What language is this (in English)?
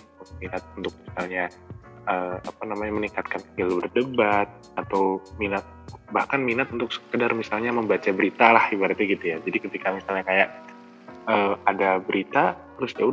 Indonesian